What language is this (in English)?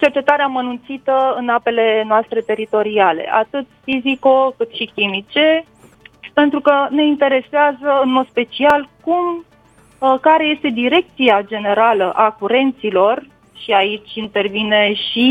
Romanian